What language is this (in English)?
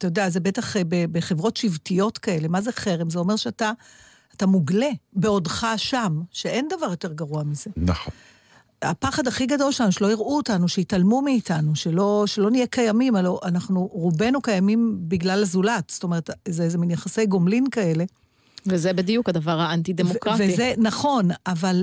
Hebrew